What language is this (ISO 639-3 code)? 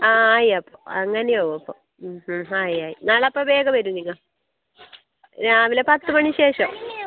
mal